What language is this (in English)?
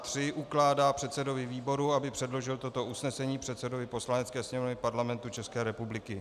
Czech